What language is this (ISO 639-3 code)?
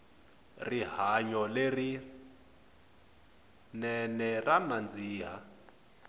tso